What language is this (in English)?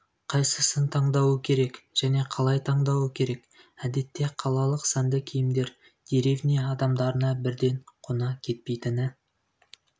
Kazakh